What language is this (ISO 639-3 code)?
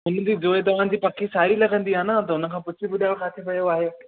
snd